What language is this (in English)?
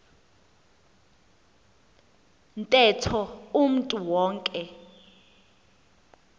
Xhosa